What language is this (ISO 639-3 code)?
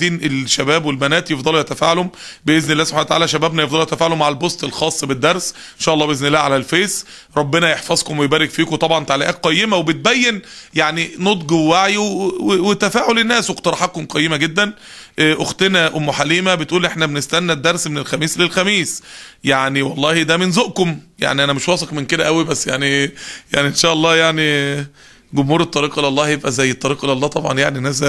ara